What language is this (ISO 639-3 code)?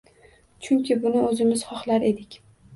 uzb